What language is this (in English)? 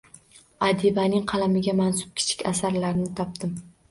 Uzbek